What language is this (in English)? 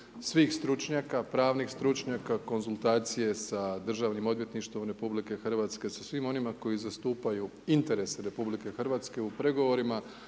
Croatian